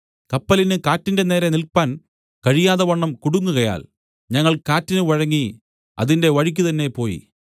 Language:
Malayalam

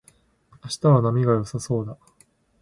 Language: Japanese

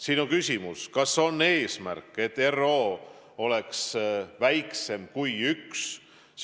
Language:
Estonian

